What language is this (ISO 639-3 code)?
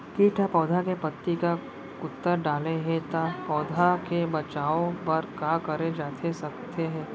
hne